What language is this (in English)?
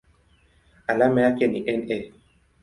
Swahili